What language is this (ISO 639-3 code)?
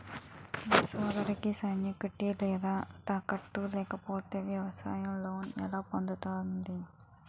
tel